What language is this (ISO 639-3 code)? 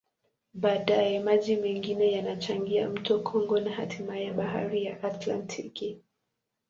swa